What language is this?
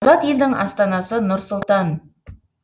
Kazakh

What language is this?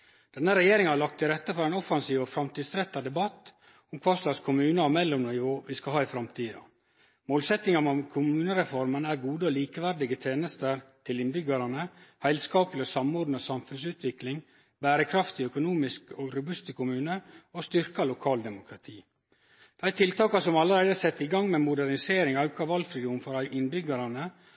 Norwegian Nynorsk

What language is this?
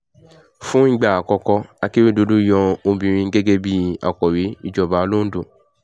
Yoruba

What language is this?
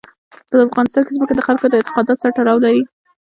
Pashto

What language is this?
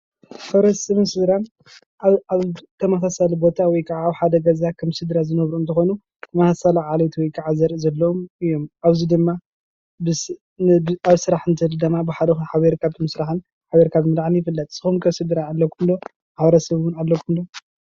Tigrinya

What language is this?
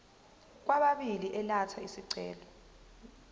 Zulu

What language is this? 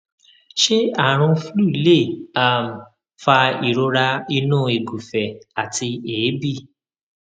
Yoruba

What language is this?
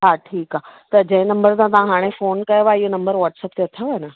Sindhi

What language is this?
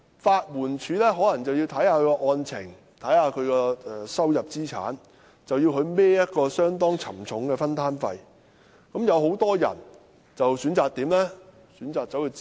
Cantonese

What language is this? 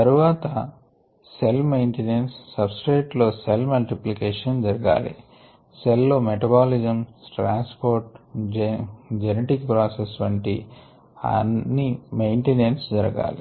Telugu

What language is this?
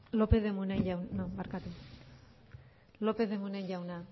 Basque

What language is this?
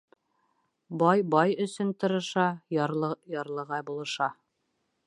Bashkir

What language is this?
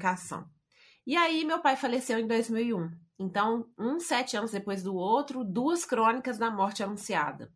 Portuguese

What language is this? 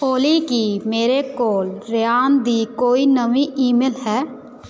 Punjabi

